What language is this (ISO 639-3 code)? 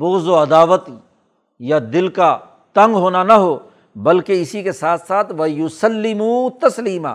urd